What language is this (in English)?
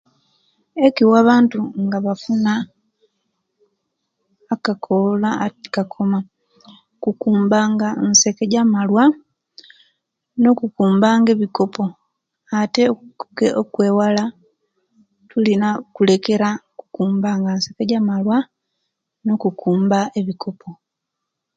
Kenyi